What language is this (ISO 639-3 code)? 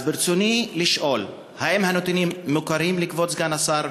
heb